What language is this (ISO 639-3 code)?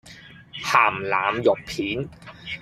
yue